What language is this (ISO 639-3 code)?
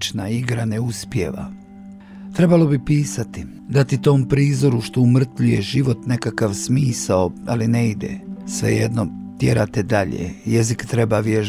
hrv